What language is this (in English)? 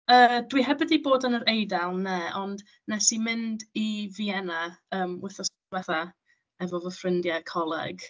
Welsh